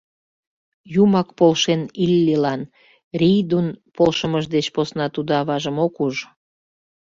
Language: Mari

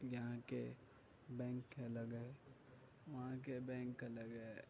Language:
Urdu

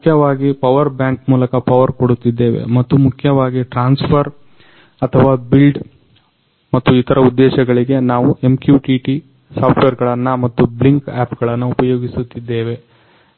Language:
Kannada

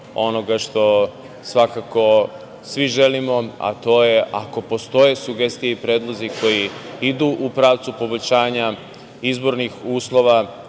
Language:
Serbian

